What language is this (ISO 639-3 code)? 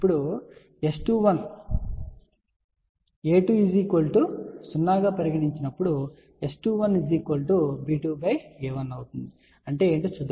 tel